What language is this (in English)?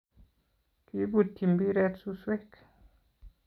Kalenjin